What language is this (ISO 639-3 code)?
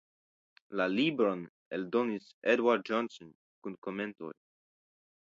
epo